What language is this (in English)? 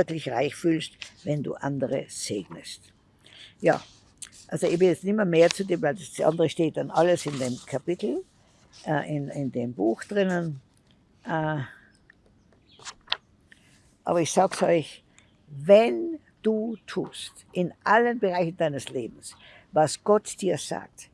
German